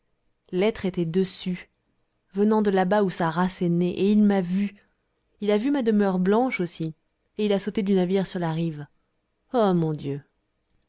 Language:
French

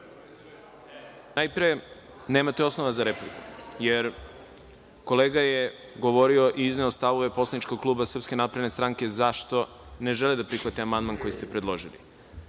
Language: Serbian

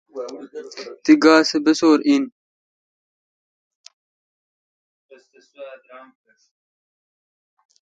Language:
Kalkoti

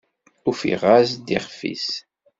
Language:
Kabyle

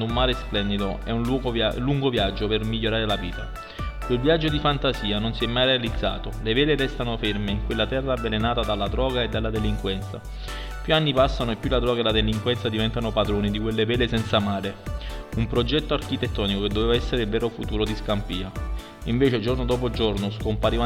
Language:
Italian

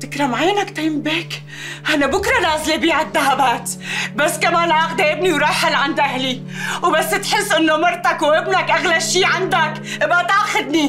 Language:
Arabic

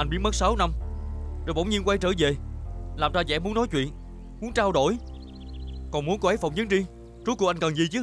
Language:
Vietnamese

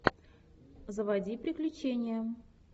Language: Russian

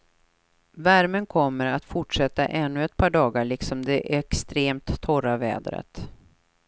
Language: Swedish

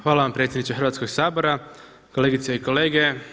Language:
Croatian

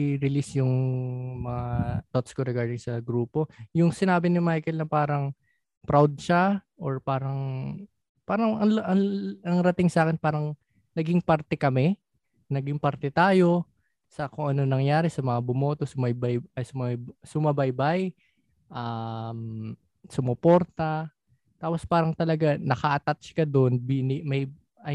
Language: Filipino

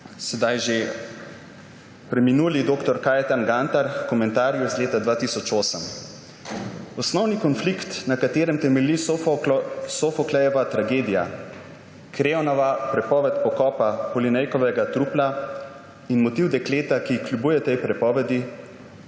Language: Slovenian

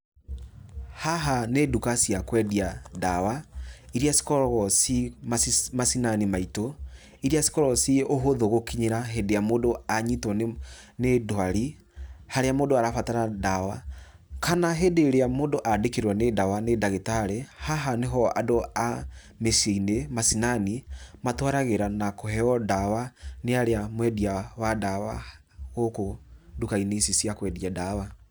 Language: Kikuyu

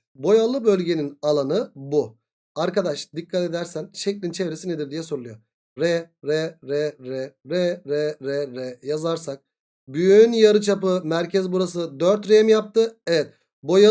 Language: Turkish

